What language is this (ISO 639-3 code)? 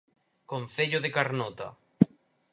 glg